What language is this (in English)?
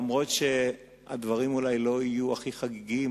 Hebrew